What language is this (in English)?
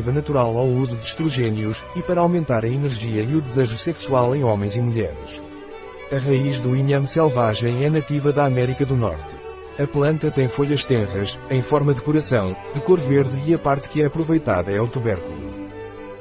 Portuguese